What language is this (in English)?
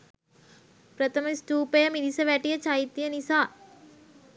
Sinhala